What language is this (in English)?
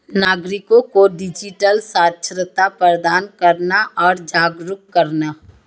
Hindi